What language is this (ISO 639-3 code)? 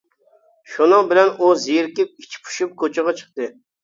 uig